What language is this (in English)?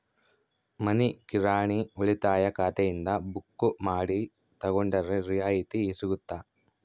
Kannada